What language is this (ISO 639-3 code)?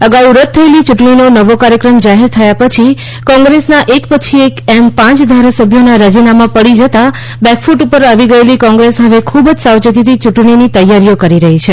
guj